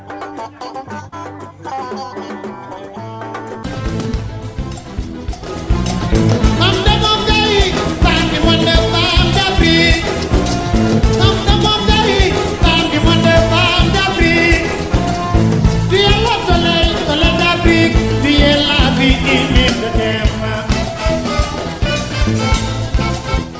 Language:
Fula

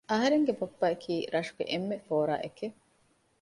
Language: Divehi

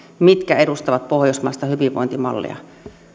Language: Finnish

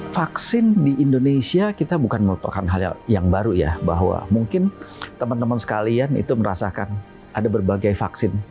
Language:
Indonesian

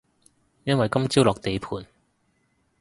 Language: Cantonese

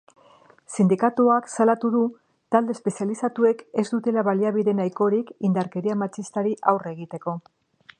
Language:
Basque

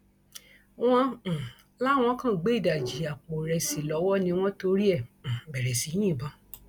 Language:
Yoruba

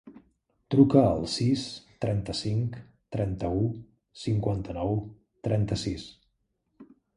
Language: Catalan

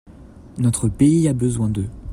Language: French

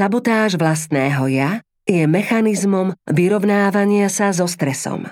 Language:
Slovak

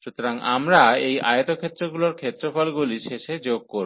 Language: Bangla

